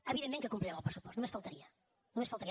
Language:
Catalan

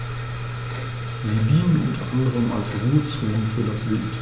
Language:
German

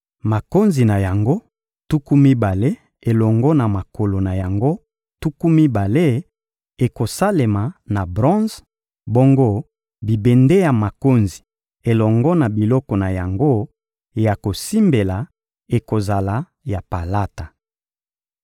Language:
Lingala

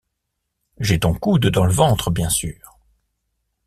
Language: French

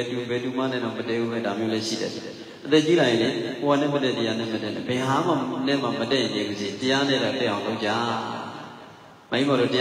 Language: Arabic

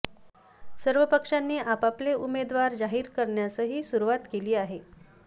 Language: Marathi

